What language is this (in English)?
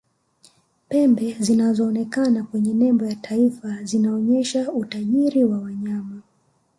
Swahili